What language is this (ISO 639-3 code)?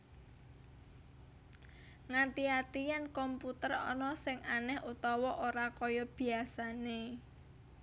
jav